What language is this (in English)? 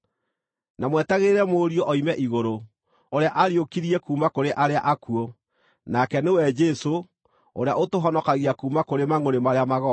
Kikuyu